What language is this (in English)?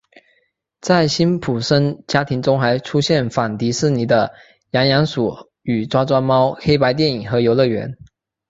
Chinese